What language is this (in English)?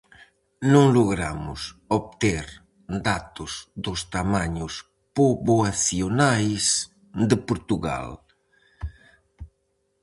Galician